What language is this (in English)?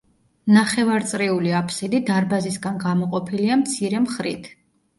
Georgian